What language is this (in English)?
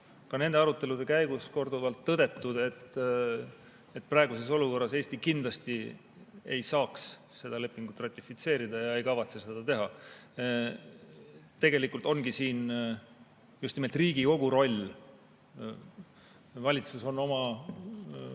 Estonian